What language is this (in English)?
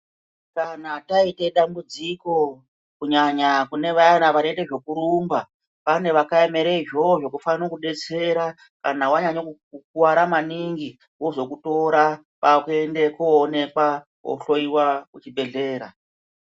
Ndau